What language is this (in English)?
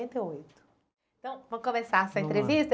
Portuguese